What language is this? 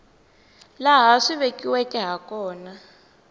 Tsonga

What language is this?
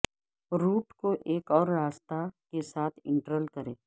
Urdu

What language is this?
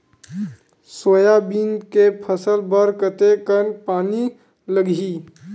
Chhattisgarhi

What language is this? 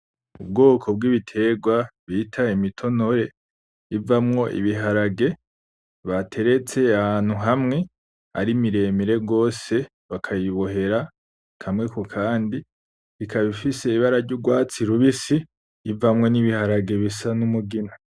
Rundi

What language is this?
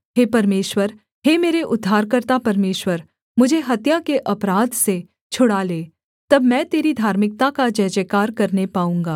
Hindi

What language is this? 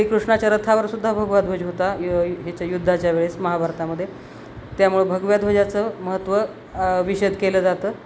Marathi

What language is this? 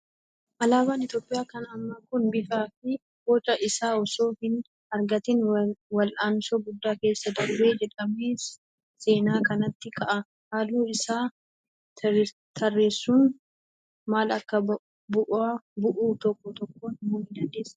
Oromo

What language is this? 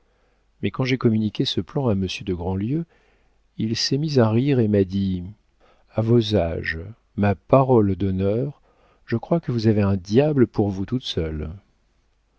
French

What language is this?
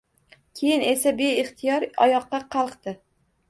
Uzbek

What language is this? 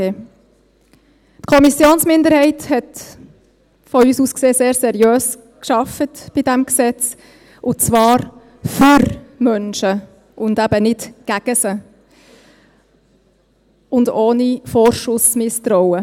Swiss German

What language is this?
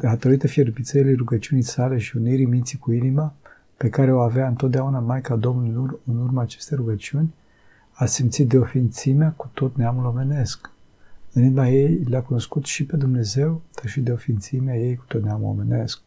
Romanian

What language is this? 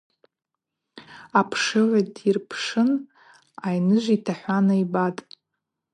Abaza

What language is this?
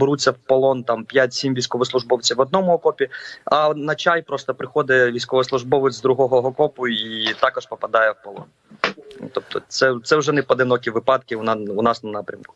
Ukrainian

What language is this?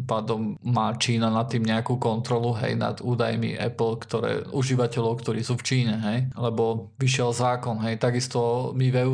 Slovak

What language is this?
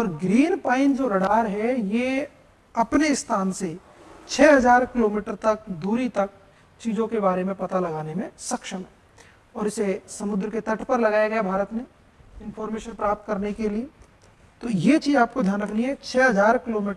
Hindi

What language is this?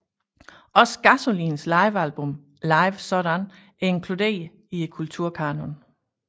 Danish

